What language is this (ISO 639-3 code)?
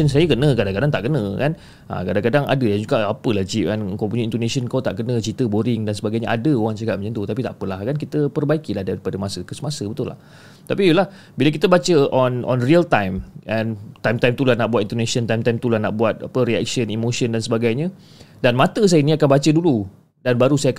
msa